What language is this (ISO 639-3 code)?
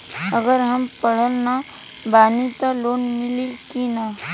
bho